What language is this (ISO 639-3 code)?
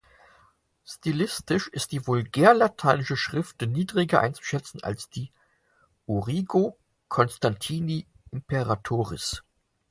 deu